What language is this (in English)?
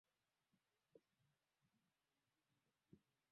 Swahili